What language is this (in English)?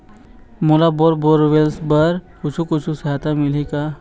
Chhattisgarhi